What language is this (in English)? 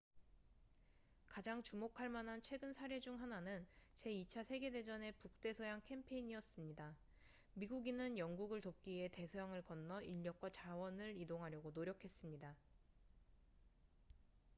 Korean